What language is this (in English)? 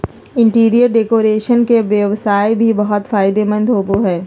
Magahi